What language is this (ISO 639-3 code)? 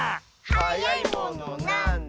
jpn